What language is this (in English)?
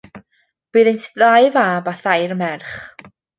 Welsh